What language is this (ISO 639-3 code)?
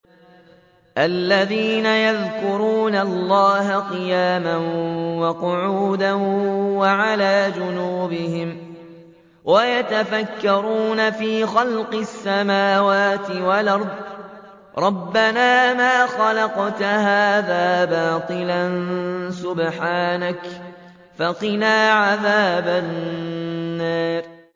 ara